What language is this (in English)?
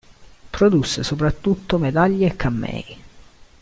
Italian